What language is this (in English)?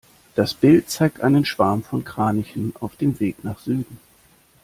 German